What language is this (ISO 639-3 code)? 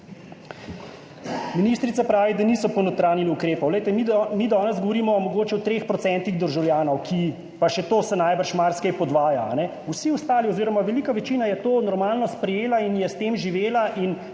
slv